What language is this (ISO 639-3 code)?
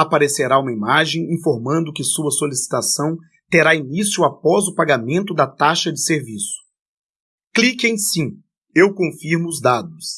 por